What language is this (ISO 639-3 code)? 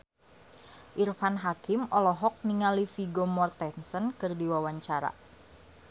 sun